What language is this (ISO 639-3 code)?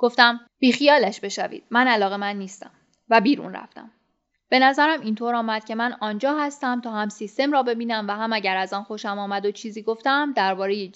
fas